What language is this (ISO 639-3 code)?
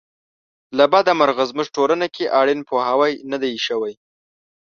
pus